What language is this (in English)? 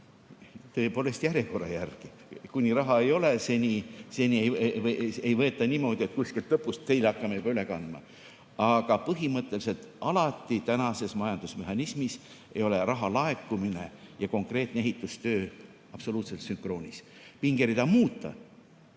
Estonian